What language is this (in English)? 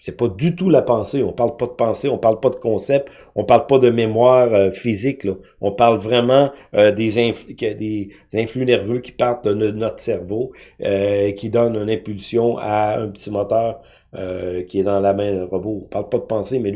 French